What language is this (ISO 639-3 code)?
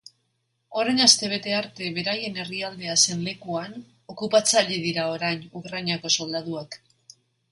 eus